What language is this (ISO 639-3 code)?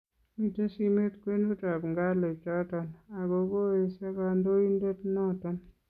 kln